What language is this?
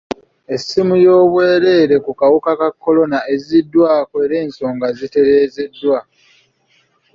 Ganda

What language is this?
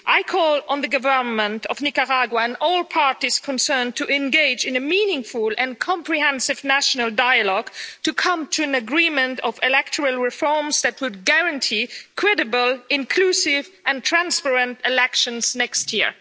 English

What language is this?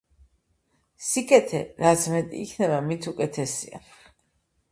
Georgian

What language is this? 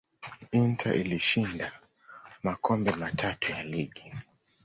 Swahili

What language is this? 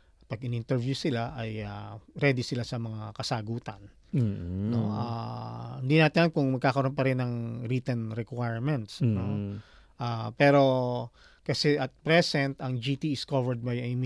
Filipino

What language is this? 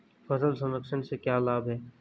Hindi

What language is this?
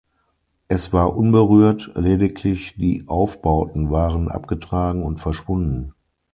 German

